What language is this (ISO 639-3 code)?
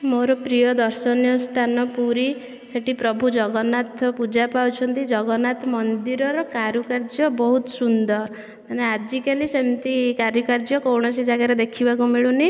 ori